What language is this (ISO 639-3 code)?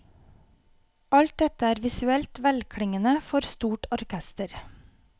nor